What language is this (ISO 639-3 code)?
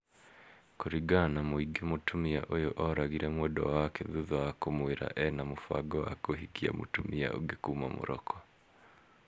kik